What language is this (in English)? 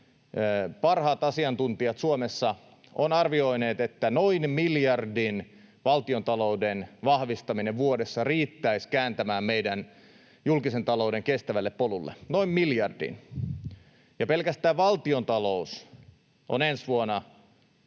Finnish